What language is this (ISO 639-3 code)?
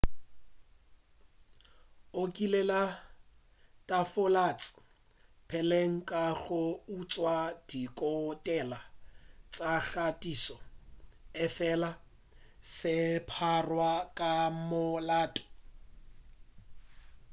nso